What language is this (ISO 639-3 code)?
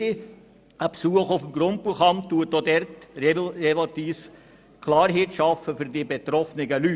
gsw